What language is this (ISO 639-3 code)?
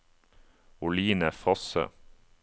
nor